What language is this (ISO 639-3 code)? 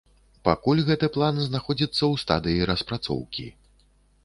bel